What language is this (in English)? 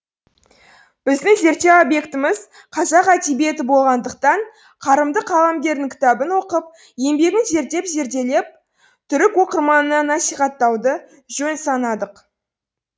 Kazakh